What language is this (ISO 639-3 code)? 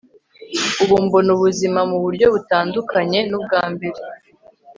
kin